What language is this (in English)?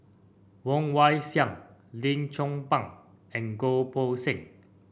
English